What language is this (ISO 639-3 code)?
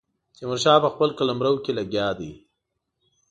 pus